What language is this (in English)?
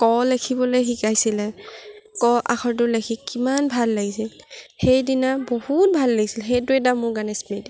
Assamese